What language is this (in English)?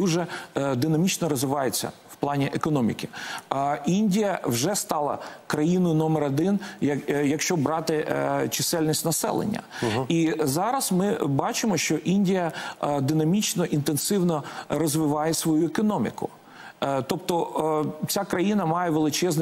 Ukrainian